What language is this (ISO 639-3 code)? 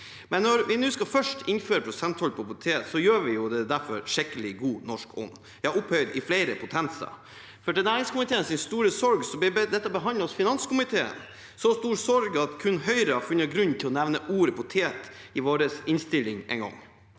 nor